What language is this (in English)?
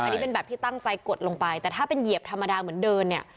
Thai